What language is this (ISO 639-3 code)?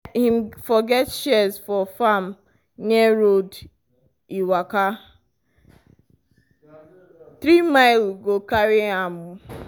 pcm